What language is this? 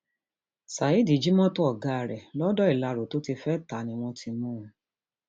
Yoruba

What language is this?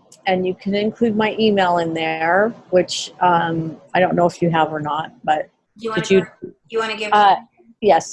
English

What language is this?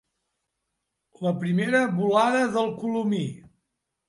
Catalan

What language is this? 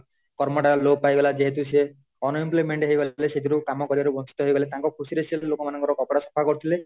Odia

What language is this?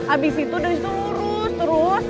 Indonesian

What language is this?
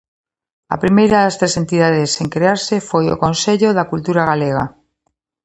Galician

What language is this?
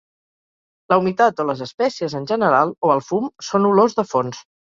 Catalan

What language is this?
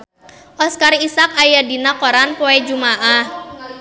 Sundanese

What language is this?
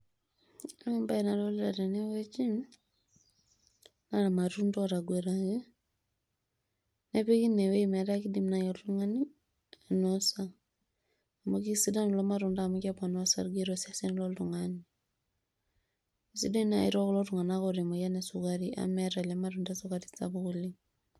Masai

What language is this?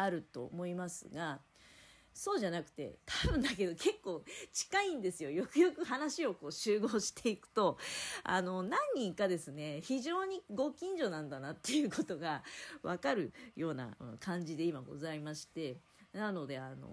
Japanese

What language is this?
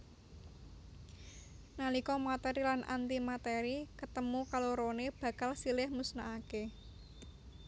Javanese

